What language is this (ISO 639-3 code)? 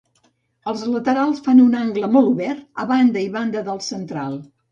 cat